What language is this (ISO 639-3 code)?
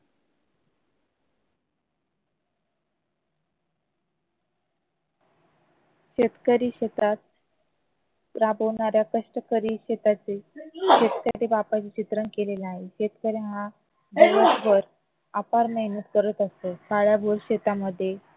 mar